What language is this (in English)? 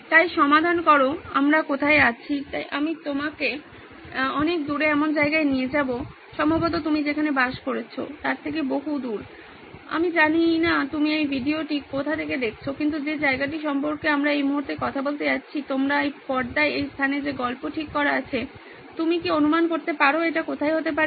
Bangla